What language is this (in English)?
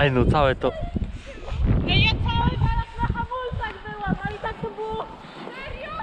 Polish